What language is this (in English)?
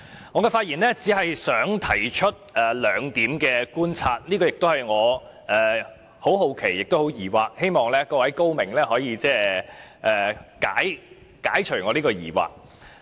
Cantonese